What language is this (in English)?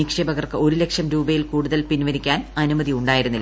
Malayalam